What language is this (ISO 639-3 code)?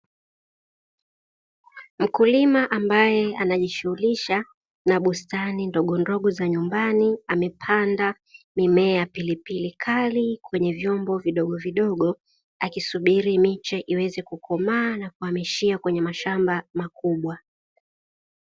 swa